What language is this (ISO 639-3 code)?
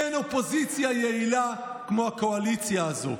heb